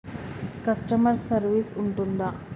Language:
Telugu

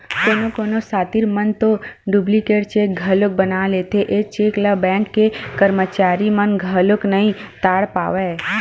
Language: Chhattisgarhi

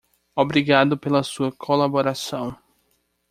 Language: Portuguese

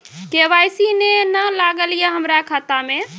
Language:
Maithili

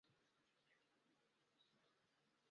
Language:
Chinese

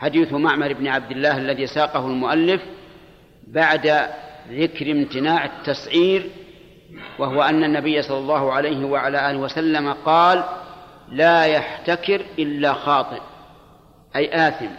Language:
Arabic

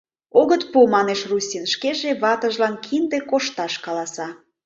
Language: Mari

